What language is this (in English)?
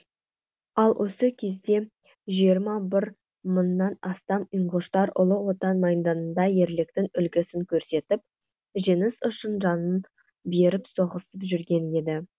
Kazakh